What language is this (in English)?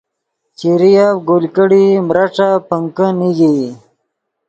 Yidgha